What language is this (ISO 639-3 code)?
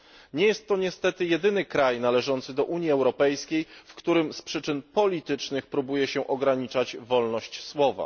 pol